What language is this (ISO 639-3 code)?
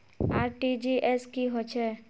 mag